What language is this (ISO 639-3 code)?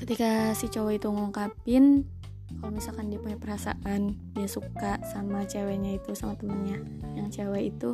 ind